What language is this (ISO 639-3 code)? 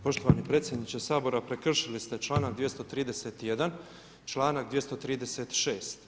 hrv